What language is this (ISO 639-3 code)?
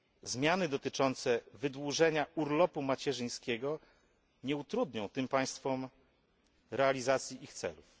pol